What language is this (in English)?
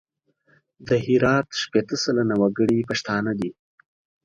Pashto